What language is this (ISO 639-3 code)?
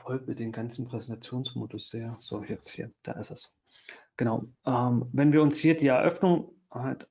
deu